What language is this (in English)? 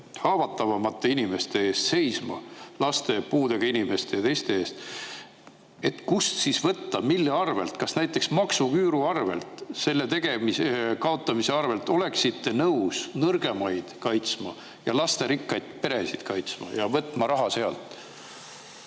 Estonian